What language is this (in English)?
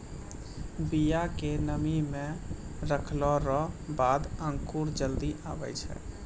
Maithili